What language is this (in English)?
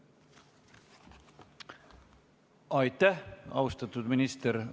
Estonian